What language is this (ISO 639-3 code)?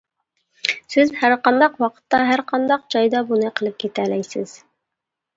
uig